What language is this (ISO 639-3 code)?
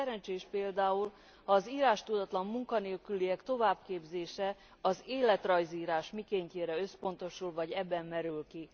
hun